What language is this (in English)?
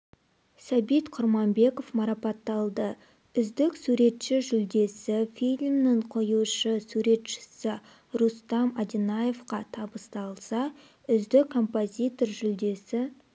Kazakh